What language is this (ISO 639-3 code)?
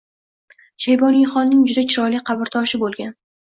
uzb